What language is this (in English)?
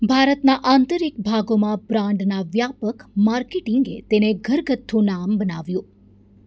Gujarati